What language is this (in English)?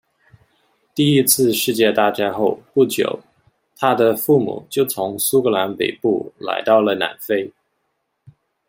Chinese